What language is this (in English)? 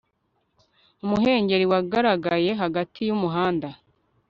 Kinyarwanda